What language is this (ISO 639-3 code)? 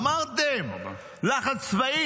heb